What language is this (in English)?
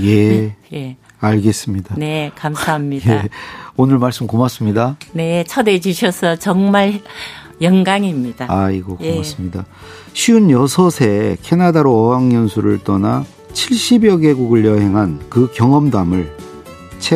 Korean